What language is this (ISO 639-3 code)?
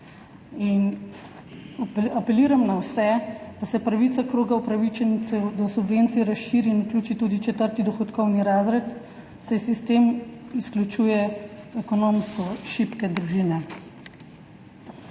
slv